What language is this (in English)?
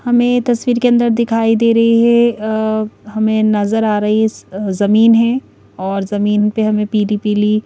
Hindi